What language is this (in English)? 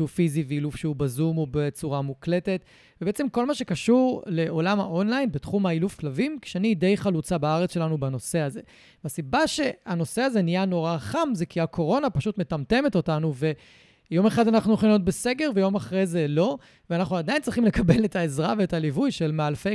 Hebrew